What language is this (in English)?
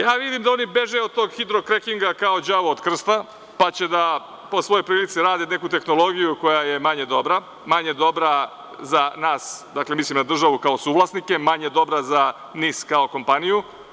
Serbian